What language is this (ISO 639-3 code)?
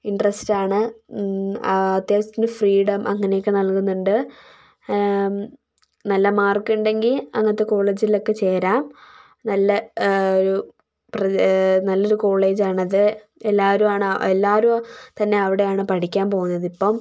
mal